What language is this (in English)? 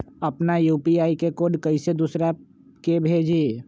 Magahi